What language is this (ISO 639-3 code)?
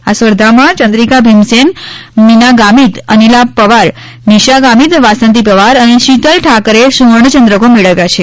guj